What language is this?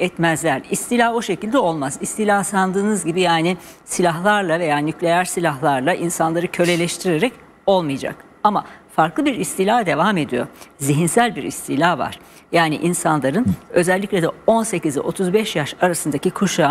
Turkish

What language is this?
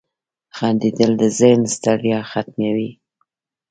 Pashto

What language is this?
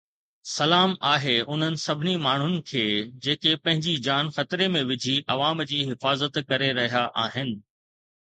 Sindhi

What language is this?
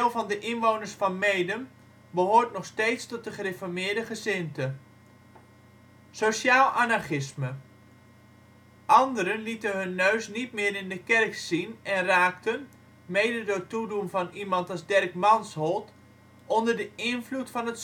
Dutch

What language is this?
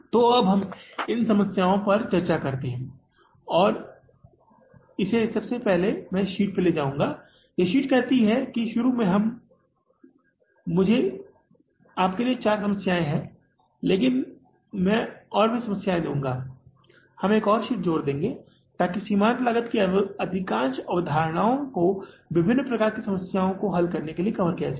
Hindi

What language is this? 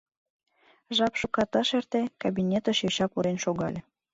Mari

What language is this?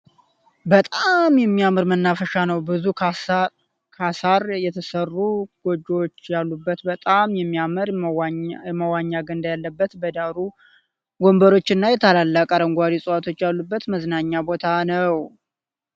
Amharic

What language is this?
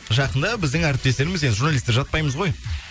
Kazakh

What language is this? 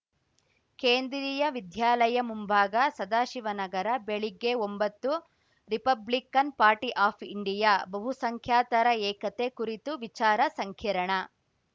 Kannada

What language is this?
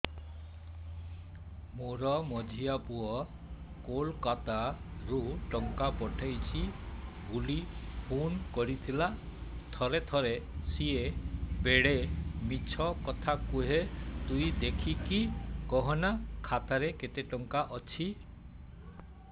Odia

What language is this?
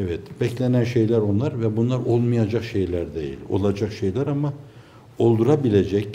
Turkish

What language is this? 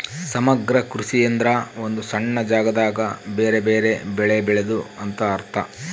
Kannada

